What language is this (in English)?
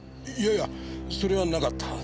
Japanese